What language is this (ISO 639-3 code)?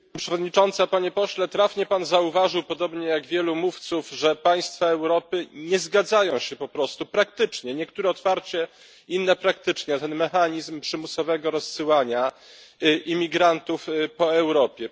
pol